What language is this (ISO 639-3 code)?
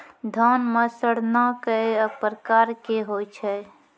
mai